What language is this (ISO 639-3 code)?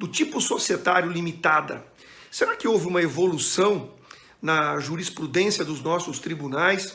por